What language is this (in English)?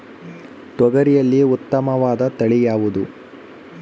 Kannada